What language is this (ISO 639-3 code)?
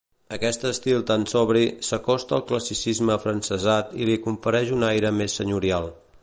cat